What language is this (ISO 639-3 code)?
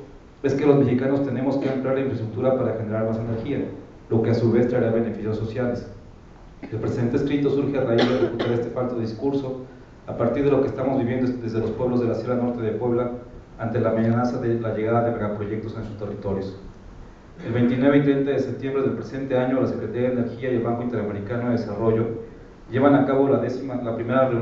spa